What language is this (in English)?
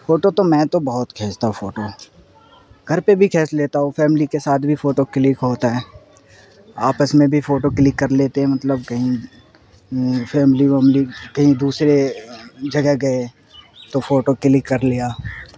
Urdu